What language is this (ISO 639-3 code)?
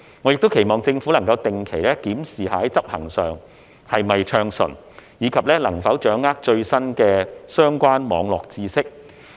yue